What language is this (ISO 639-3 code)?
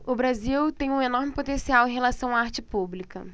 por